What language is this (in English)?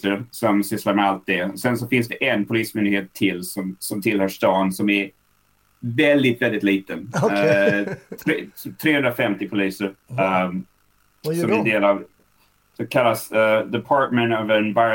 Swedish